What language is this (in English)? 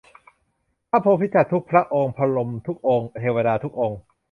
Thai